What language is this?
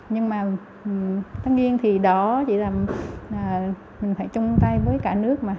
Vietnamese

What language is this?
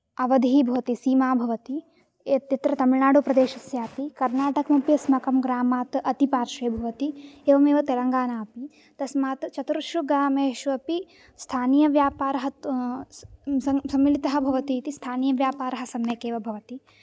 Sanskrit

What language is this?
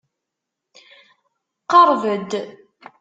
Kabyle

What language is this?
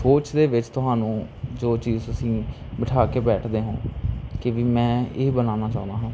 Punjabi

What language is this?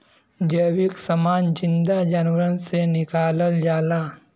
Bhojpuri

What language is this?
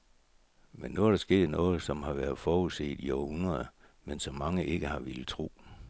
Danish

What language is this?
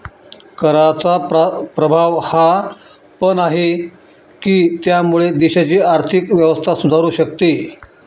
Marathi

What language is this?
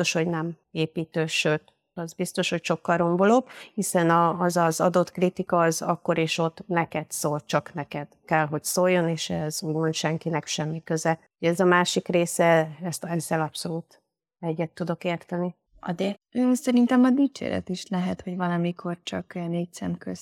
Hungarian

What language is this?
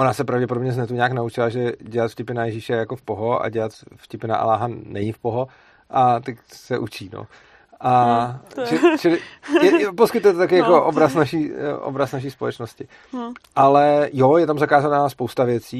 Czech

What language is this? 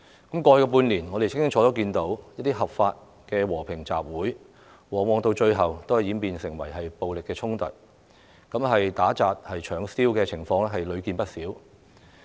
Cantonese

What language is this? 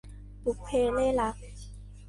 Thai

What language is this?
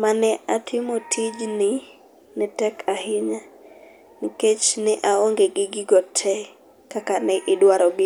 Luo (Kenya and Tanzania)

